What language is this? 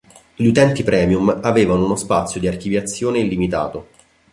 Italian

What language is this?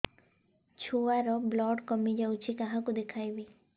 Odia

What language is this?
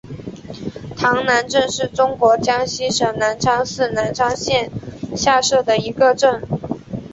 Chinese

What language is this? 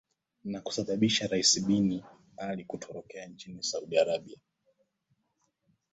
Swahili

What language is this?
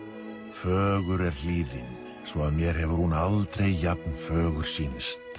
Icelandic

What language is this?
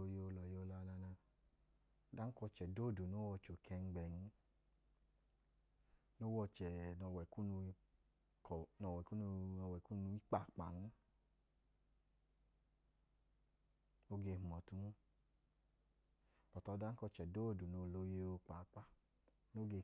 Idoma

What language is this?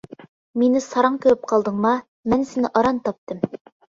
Uyghur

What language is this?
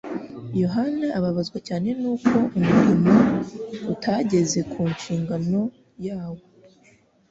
Kinyarwanda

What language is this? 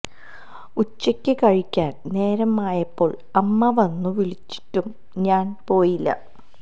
Malayalam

